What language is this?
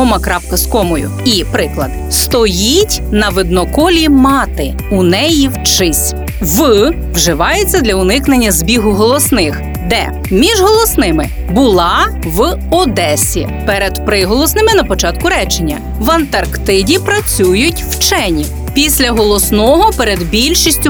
Ukrainian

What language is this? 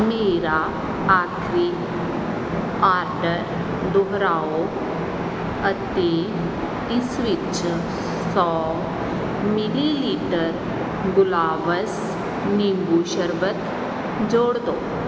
Punjabi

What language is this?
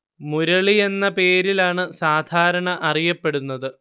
Malayalam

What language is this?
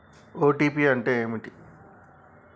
Telugu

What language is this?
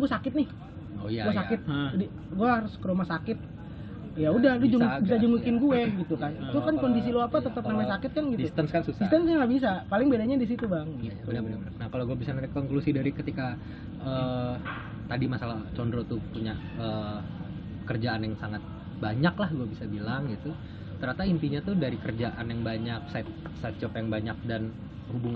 Indonesian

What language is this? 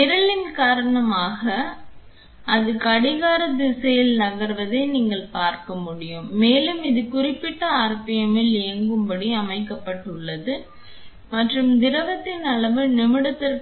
Tamil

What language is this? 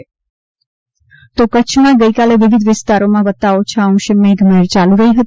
Gujarati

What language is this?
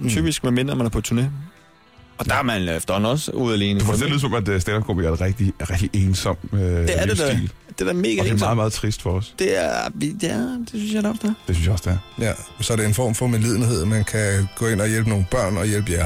Danish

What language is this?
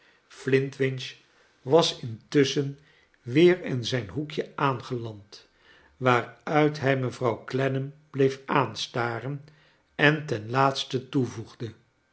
Dutch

